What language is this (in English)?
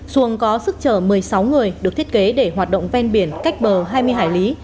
Vietnamese